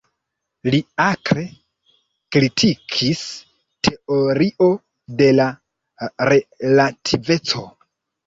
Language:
Esperanto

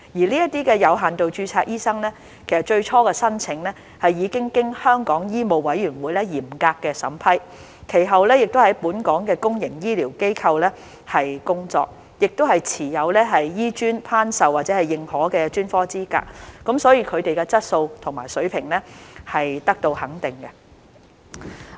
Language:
Cantonese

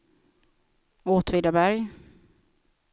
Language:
Swedish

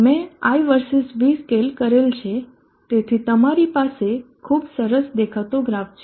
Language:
Gujarati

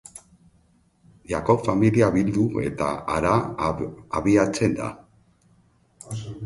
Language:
Basque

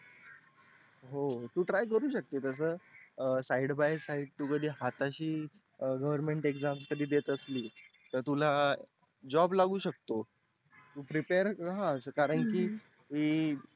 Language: Marathi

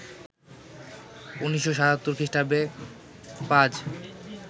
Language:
Bangla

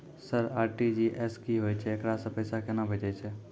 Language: Maithili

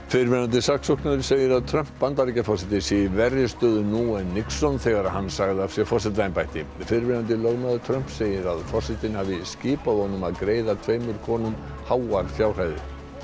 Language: Icelandic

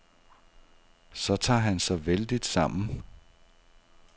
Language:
Danish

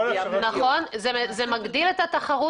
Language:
Hebrew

